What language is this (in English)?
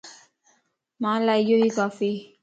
Lasi